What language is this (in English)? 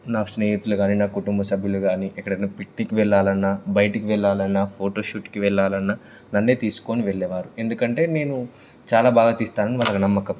Telugu